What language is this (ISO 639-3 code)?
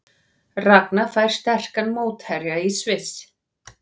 isl